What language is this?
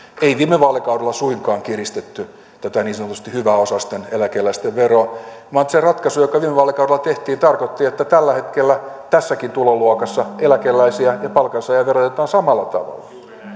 Finnish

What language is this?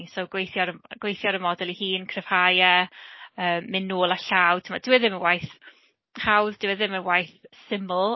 Welsh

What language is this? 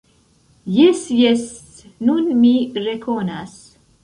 Esperanto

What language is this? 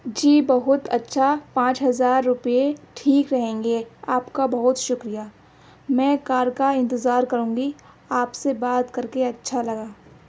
Urdu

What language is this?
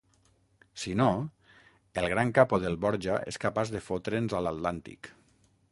Catalan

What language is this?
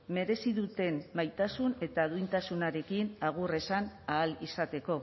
Basque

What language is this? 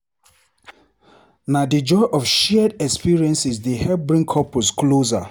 Nigerian Pidgin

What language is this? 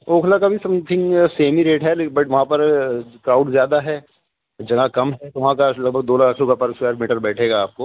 Urdu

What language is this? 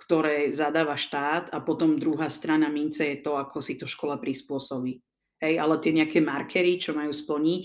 Slovak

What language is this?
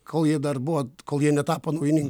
Lithuanian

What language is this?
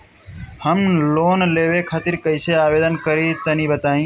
Bhojpuri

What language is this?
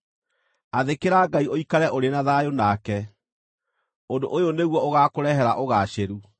Kikuyu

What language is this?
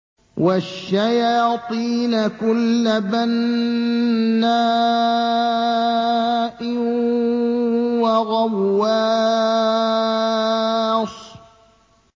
Arabic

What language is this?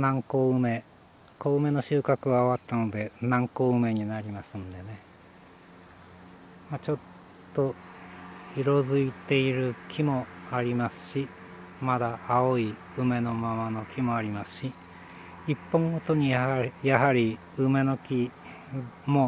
Japanese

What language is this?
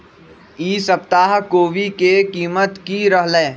Magahi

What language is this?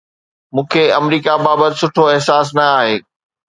Sindhi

